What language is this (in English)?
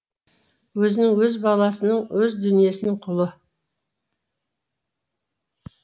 Kazakh